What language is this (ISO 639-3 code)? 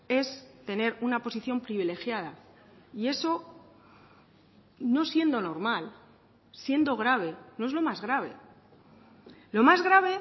spa